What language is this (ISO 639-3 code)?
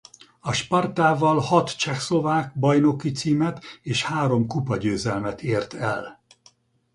hun